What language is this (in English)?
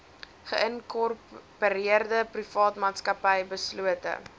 Afrikaans